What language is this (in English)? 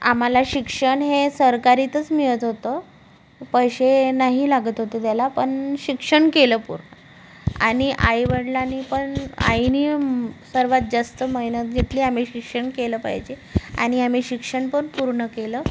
Marathi